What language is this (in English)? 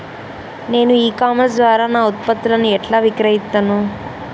Telugu